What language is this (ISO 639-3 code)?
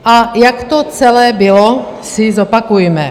ces